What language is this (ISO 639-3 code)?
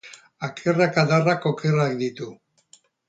eus